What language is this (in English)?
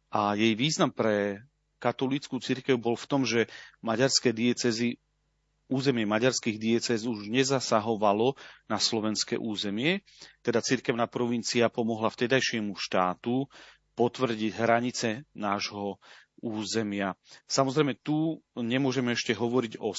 Slovak